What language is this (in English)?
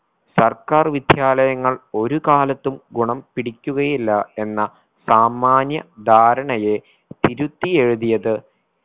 Malayalam